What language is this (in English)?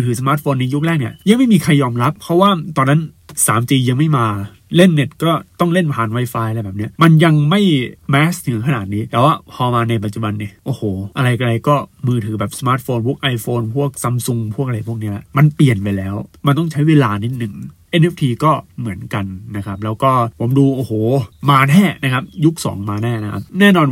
Thai